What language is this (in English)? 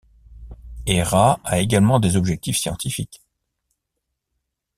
French